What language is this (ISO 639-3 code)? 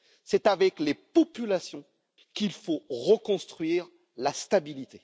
fra